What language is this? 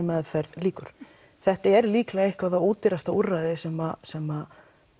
Icelandic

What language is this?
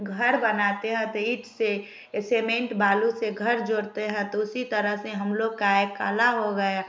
Hindi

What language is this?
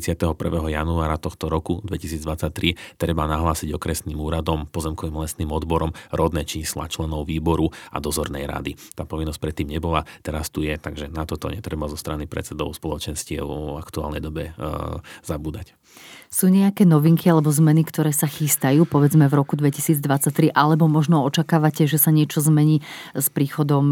Slovak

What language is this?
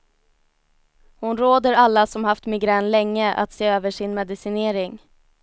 Swedish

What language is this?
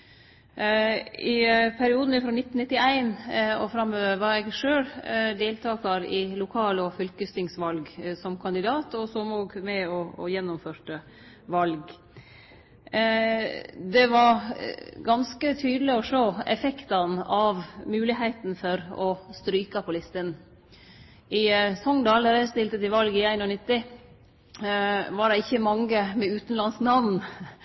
Norwegian Nynorsk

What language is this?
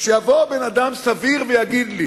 Hebrew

